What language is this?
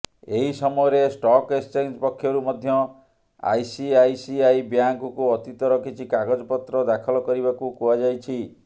Odia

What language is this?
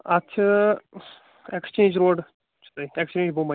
Kashmiri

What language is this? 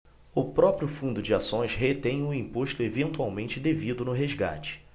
Portuguese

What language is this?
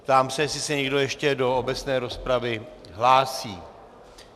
Czech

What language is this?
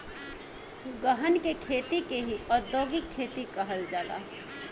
Bhojpuri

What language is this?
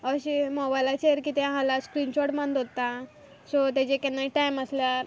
Konkani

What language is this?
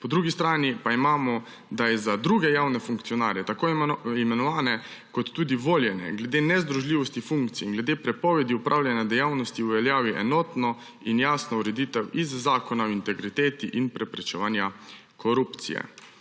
Slovenian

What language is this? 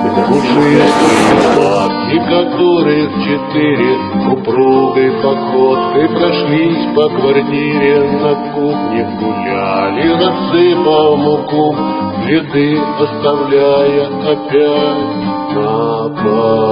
Russian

